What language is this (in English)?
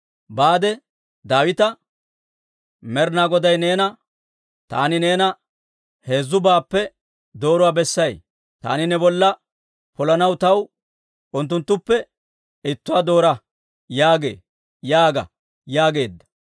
Dawro